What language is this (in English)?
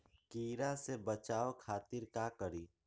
Magahi